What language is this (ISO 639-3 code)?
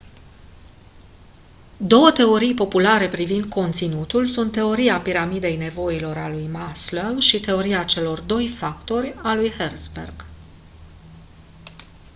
ron